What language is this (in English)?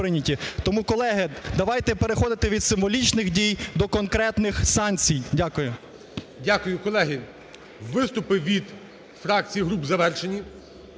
Ukrainian